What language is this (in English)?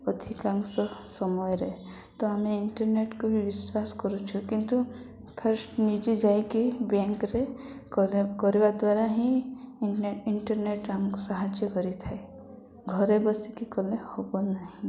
Odia